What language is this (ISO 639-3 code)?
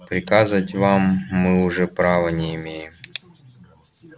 rus